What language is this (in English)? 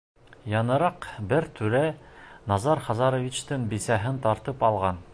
Bashkir